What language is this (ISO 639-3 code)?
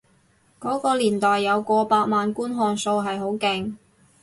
yue